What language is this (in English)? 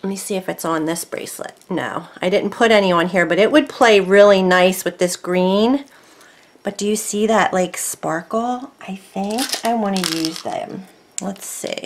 English